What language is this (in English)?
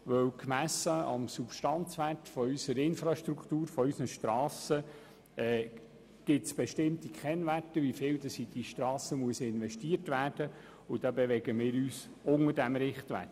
Swiss German